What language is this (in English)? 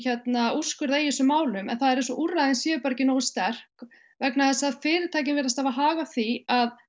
Icelandic